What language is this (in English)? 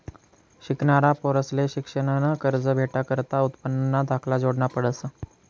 Marathi